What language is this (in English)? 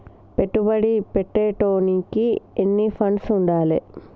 Telugu